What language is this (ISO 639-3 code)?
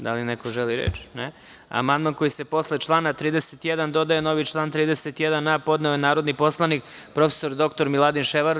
srp